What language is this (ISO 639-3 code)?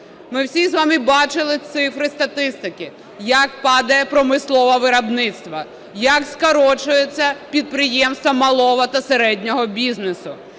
ukr